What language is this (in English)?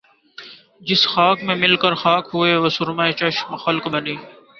Urdu